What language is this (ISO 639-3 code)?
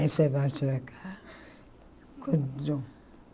por